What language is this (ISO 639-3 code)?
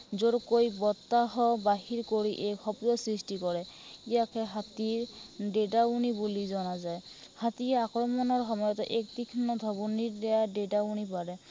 asm